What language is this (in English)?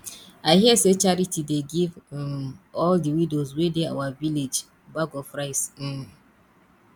Nigerian Pidgin